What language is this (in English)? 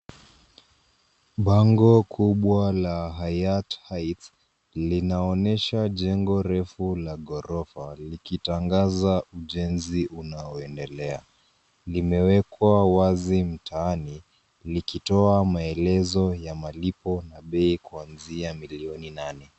Swahili